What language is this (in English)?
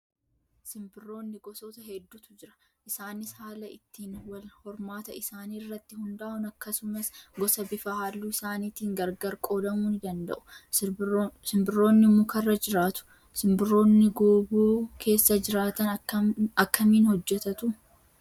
Oromo